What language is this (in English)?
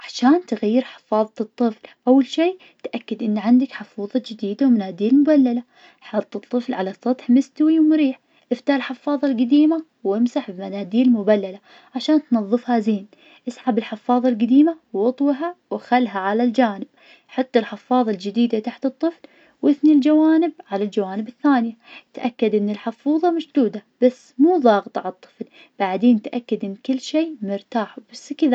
Najdi Arabic